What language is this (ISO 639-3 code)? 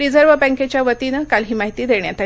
mar